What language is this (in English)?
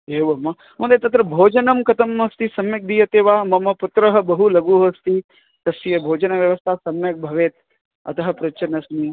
Sanskrit